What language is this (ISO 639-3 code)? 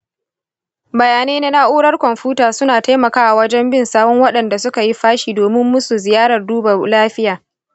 hau